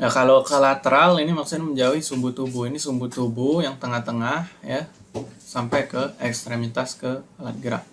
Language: Indonesian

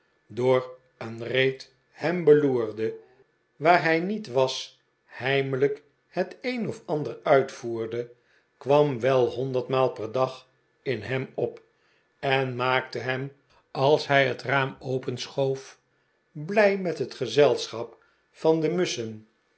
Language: Dutch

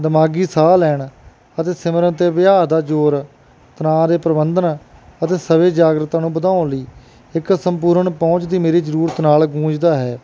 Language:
Punjabi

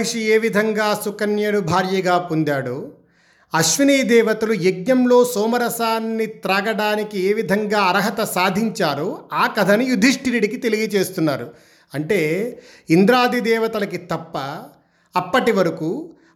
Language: Telugu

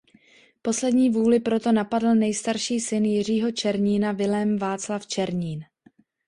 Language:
Czech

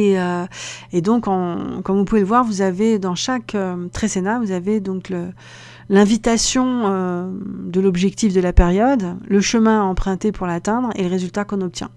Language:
French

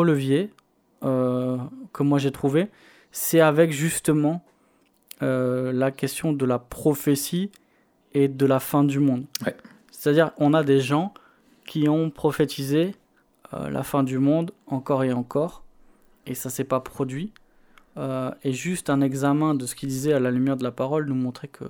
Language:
French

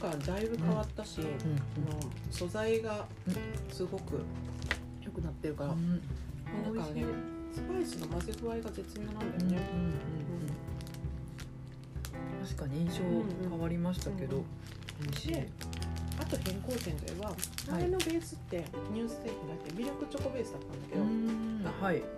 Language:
Japanese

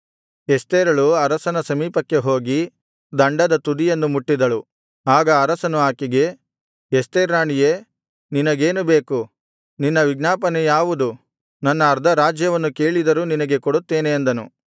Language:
Kannada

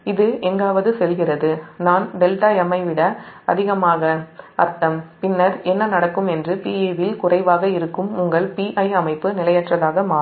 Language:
Tamil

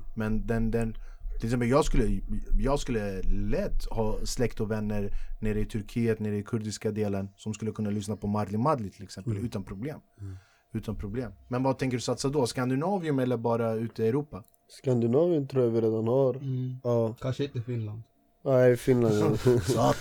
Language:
Swedish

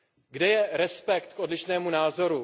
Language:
Czech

